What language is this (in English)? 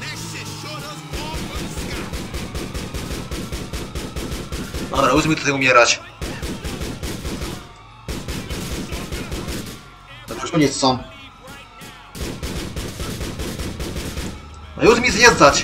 Polish